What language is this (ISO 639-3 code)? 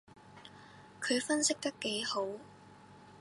yue